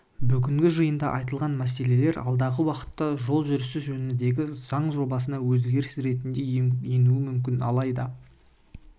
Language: Kazakh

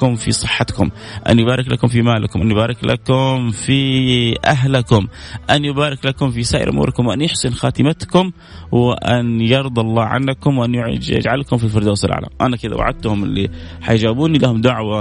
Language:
Arabic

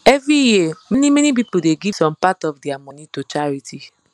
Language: Nigerian Pidgin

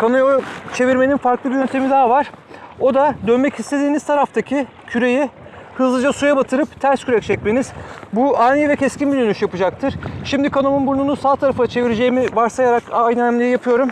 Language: Turkish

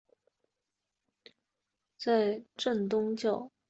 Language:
Chinese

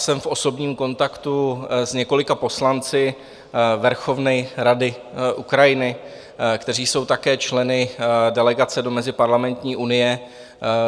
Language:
Czech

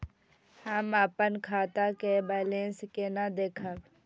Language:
Maithili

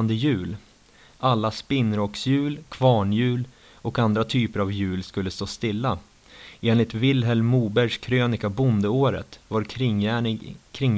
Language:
Swedish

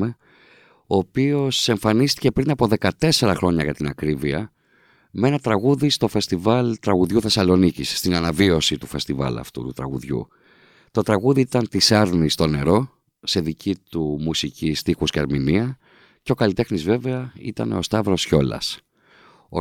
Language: Greek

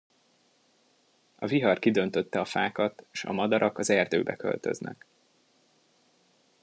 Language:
Hungarian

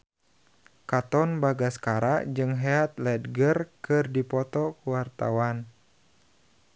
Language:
Sundanese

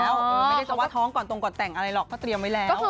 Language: Thai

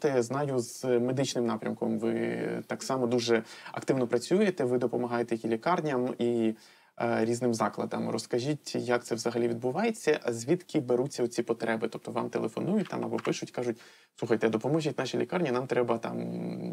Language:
Ukrainian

